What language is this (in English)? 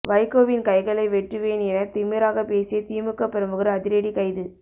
Tamil